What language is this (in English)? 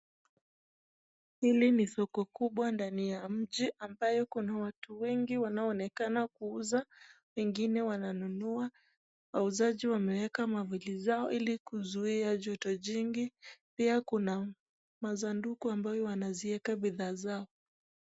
Swahili